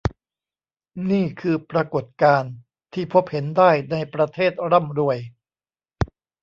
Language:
Thai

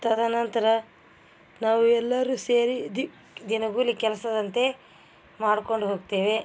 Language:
Kannada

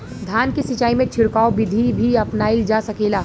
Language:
Bhojpuri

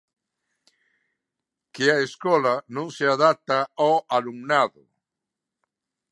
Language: Galician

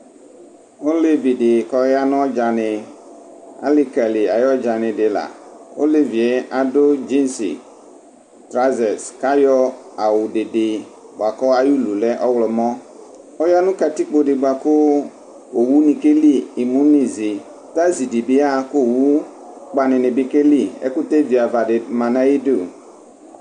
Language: Ikposo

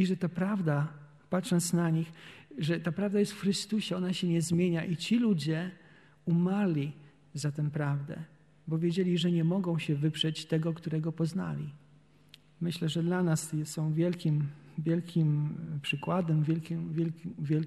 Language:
Polish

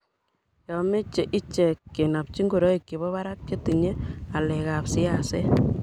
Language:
Kalenjin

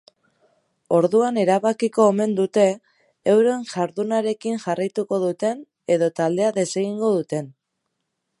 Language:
Basque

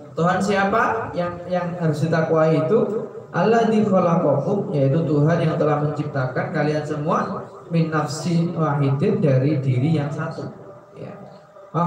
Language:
Indonesian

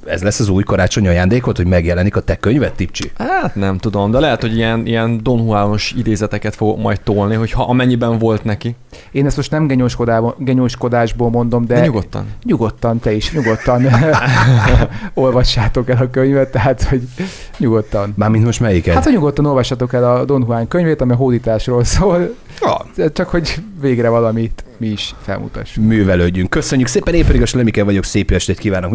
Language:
Hungarian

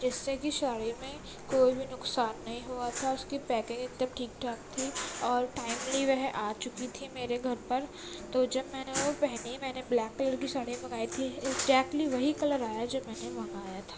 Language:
Urdu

